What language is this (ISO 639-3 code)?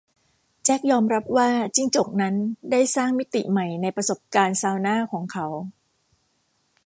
tha